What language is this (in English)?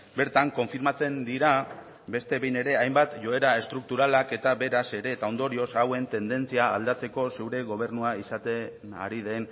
Basque